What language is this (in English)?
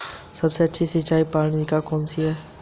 Hindi